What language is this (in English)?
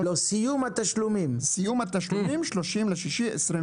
Hebrew